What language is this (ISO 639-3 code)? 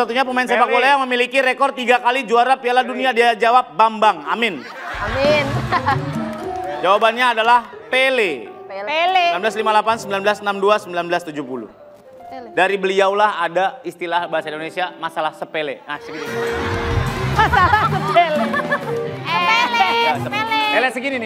ind